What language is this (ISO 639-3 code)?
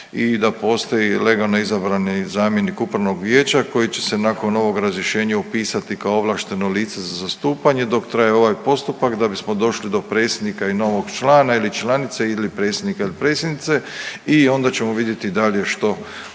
hrv